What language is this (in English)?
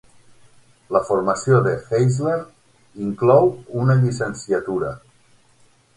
Catalan